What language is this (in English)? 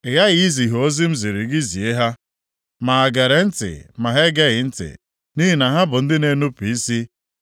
Igbo